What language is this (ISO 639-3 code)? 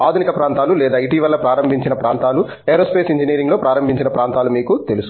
tel